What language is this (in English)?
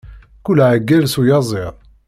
Kabyle